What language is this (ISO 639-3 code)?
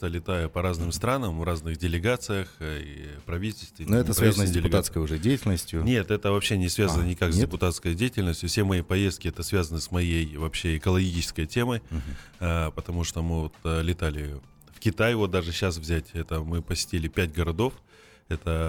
rus